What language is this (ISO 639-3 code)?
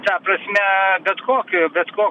lit